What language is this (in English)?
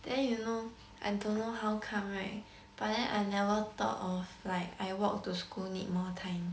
English